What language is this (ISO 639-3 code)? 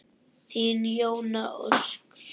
isl